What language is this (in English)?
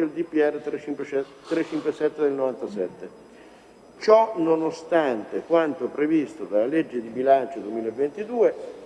Italian